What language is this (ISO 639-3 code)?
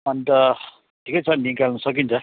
nep